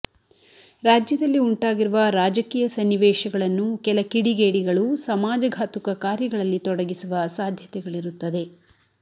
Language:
Kannada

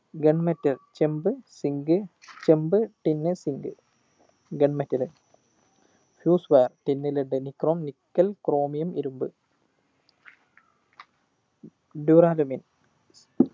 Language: Malayalam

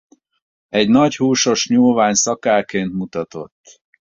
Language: Hungarian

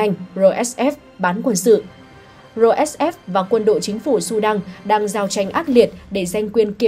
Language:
Vietnamese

